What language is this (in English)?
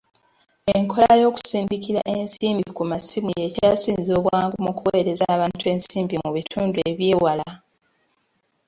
Ganda